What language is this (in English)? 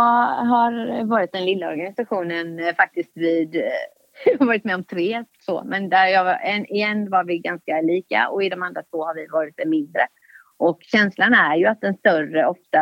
Swedish